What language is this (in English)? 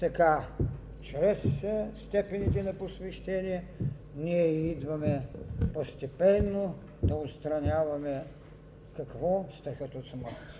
Bulgarian